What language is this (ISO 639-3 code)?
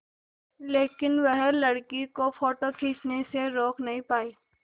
hin